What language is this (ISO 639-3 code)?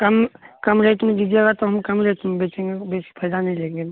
mai